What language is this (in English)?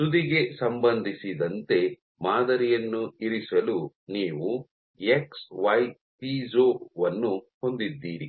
Kannada